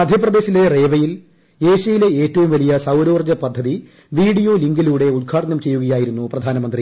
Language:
Malayalam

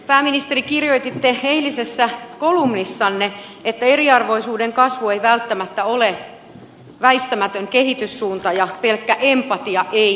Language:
Finnish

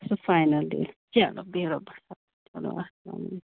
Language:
Kashmiri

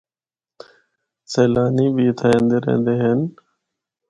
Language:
Northern Hindko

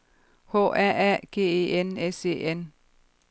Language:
Danish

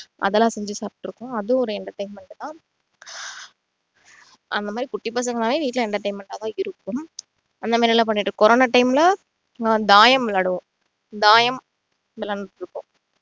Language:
Tamil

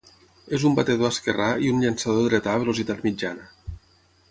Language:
Catalan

